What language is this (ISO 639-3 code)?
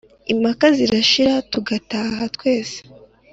kin